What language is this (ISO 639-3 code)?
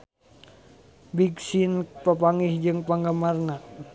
sun